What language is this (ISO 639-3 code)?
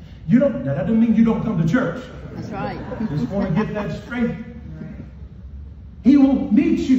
eng